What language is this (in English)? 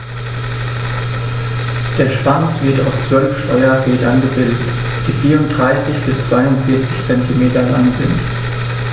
German